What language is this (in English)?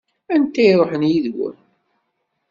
Kabyle